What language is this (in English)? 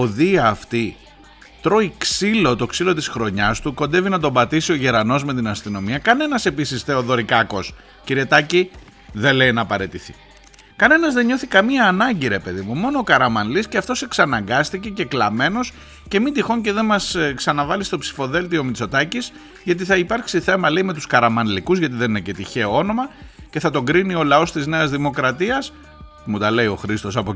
Greek